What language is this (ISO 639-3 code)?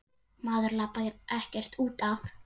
isl